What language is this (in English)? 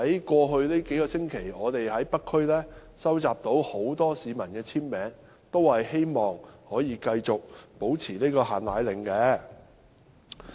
Cantonese